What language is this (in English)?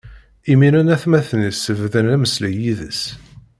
Kabyle